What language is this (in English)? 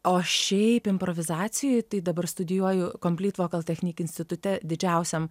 Lithuanian